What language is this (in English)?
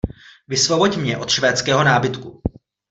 Czech